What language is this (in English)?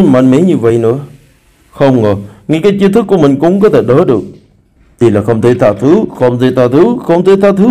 Vietnamese